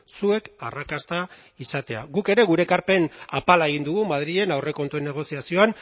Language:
Basque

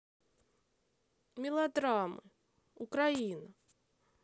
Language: Russian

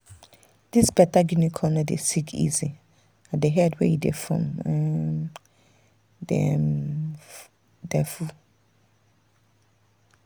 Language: Nigerian Pidgin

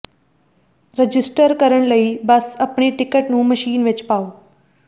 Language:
Punjabi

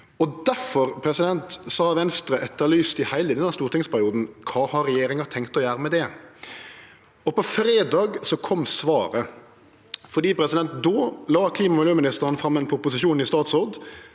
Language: Norwegian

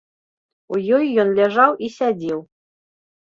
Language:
Belarusian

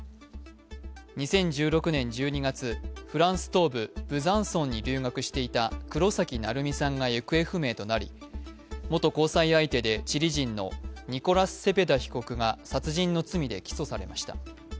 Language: Japanese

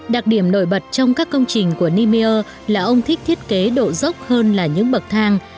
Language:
Vietnamese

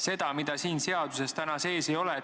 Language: Estonian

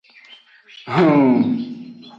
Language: Aja (Benin)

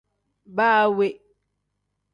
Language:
Tem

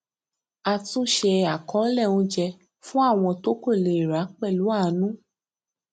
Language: Yoruba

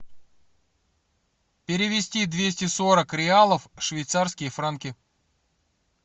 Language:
Russian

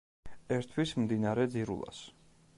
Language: Georgian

